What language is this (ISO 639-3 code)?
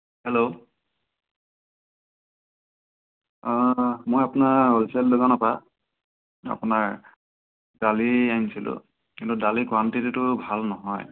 asm